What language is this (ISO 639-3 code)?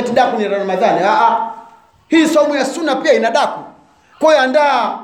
swa